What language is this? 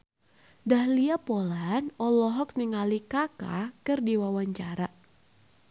Sundanese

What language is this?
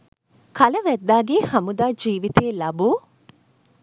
Sinhala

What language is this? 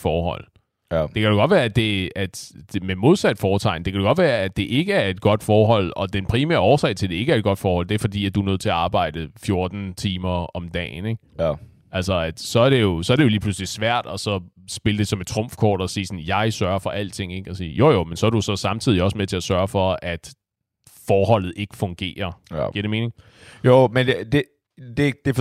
Danish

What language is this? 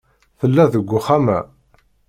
Kabyle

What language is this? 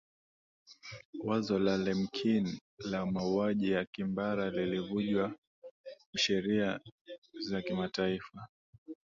Swahili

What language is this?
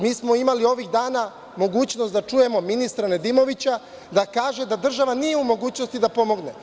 Serbian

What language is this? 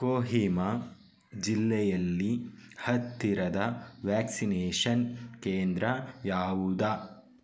Kannada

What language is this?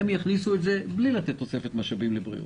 Hebrew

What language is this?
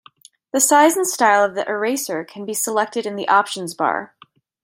English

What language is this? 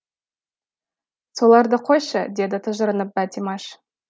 Kazakh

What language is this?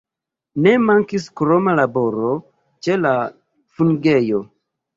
Esperanto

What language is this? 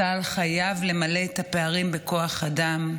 Hebrew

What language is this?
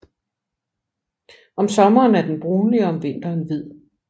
Danish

